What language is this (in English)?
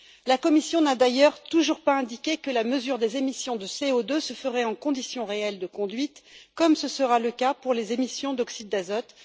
French